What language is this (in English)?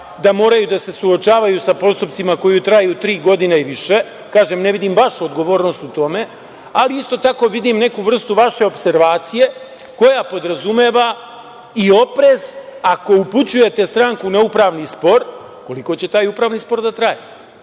Serbian